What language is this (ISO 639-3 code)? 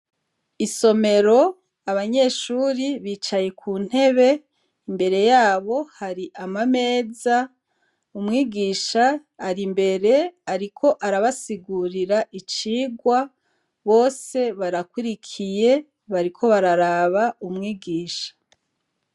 run